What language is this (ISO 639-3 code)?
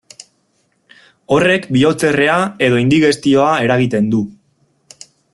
eus